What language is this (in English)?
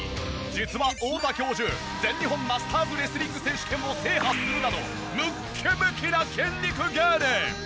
Japanese